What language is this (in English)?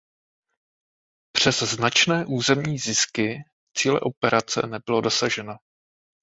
Czech